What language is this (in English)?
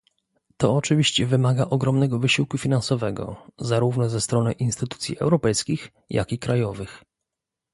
Polish